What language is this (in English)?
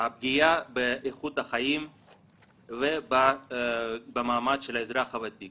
Hebrew